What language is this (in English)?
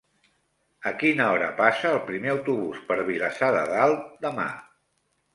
Catalan